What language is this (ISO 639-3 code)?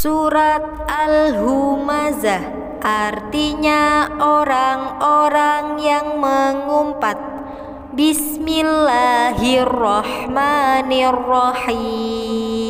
ind